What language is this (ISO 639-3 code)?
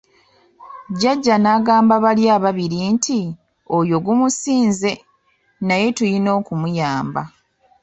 lug